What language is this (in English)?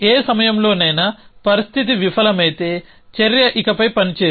Telugu